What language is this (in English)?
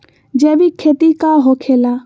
Magahi